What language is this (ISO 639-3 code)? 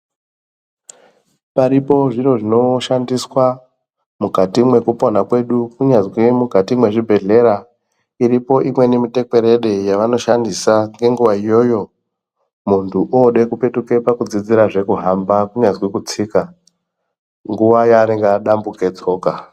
ndc